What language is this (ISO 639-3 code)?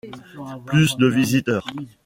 fra